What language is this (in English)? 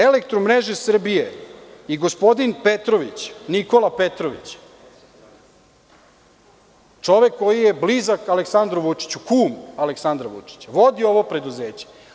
Serbian